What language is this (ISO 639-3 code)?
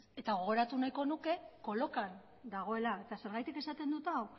eus